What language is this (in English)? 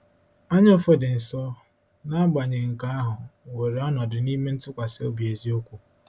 Igbo